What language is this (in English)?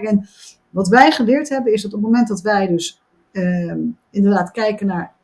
Dutch